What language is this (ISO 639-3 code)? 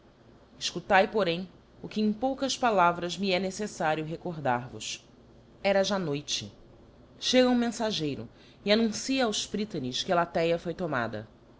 por